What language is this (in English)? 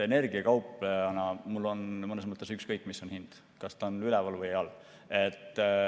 Estonian